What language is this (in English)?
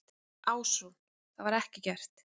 Icelandic